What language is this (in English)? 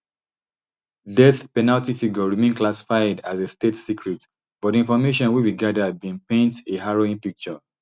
Nigerian Pidgin